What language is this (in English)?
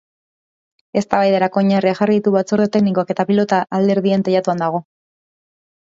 Basque